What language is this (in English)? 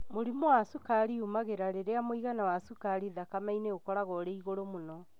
Kikuyu